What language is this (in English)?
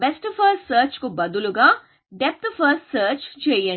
Telugu